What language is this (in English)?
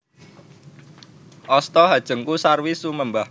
Javanese